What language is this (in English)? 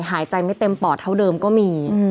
Thai